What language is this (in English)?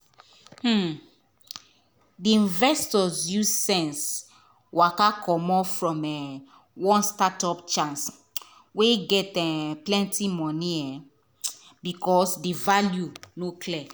Nigerian Pidgin